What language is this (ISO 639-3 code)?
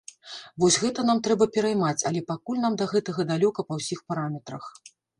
bel